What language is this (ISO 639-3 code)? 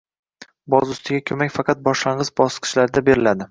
uzb